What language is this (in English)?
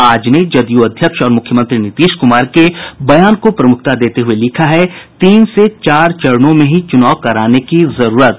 Hindi